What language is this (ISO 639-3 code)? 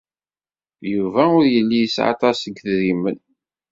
kab